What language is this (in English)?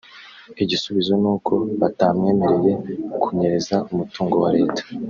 Kinyarwanda